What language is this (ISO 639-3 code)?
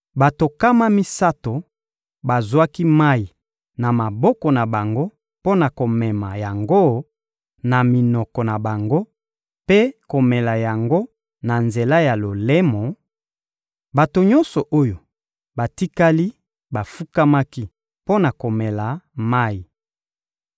lin